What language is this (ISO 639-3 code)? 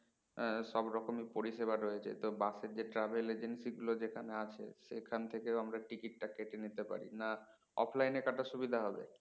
ben